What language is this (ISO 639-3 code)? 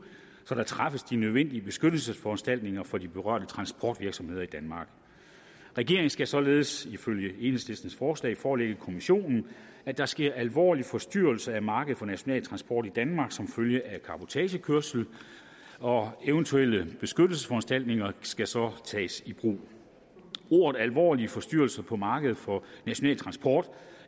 dan